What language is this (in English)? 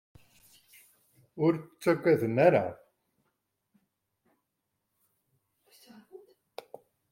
Kabyle